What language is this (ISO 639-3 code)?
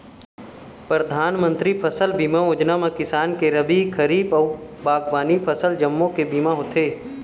hne